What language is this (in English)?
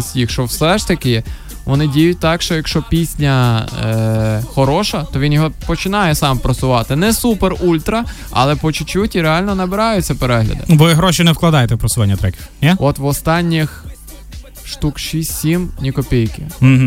Ukrainian